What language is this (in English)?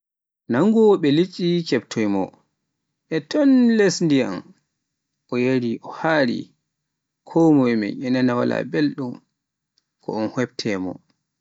Pular